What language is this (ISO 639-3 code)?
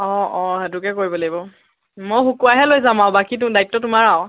asm